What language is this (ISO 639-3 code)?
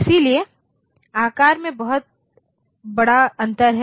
hin